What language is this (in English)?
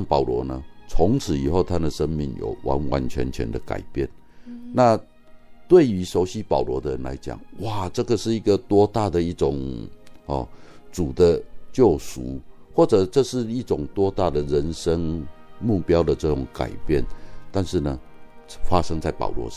Chinese